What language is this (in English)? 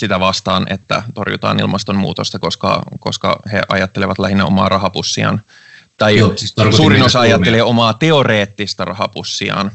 Finnish